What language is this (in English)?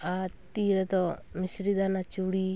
Santali